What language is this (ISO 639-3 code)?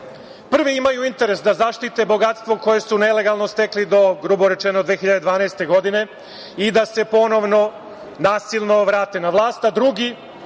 srp